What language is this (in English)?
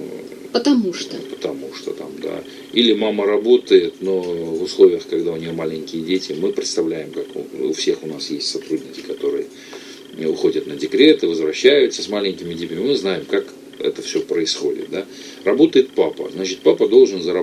Russian